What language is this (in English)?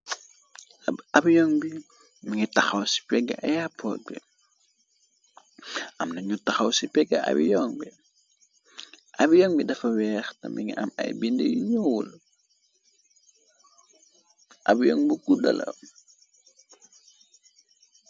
Wolof